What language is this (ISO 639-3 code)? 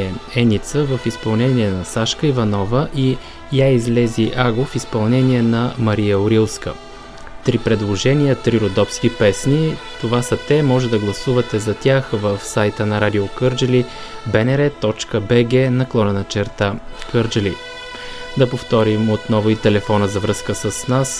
bul